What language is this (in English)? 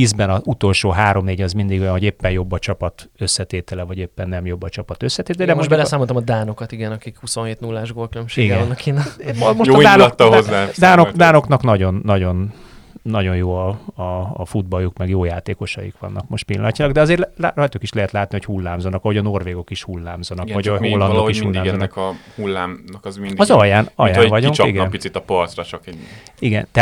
Hungarian